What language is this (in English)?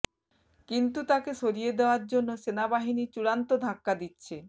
Bangla